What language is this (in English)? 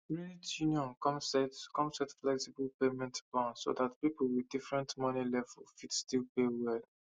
Nigerian Pidgin